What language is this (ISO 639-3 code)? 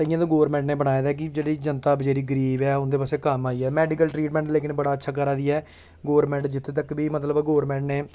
doi